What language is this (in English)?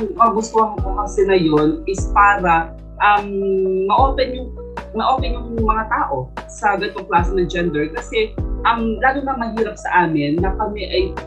Filipino